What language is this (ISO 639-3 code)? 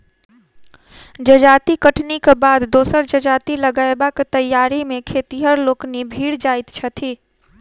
mai